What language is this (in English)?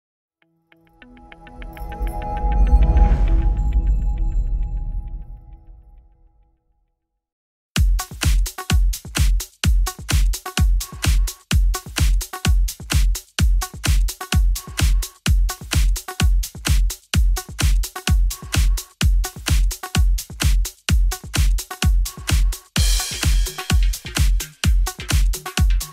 Polish